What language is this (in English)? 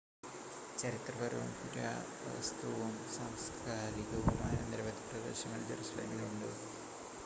Malayalam